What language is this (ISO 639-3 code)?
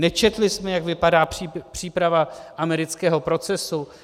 ces